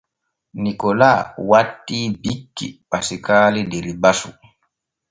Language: Borgu Fulfulde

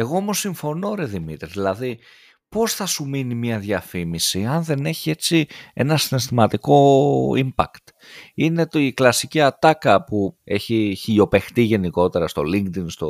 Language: Greek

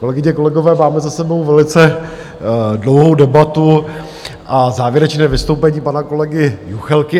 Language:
Czech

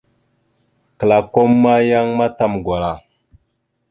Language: Mada (Cameroon)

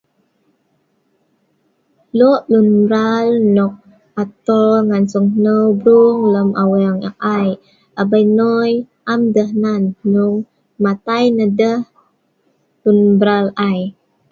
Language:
Sa'ban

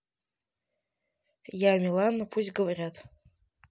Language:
Russian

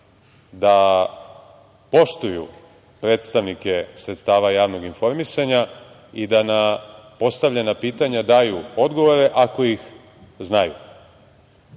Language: Serbian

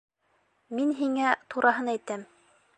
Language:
Bashkir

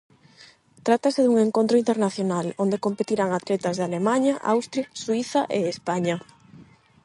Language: Galician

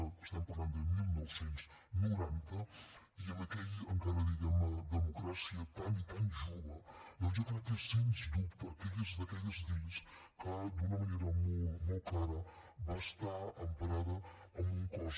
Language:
Catalan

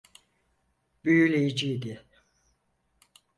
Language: Turkish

